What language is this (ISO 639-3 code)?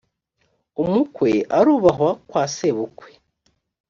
kin